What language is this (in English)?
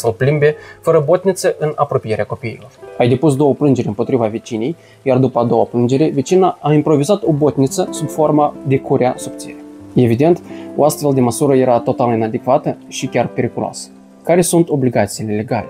Romanian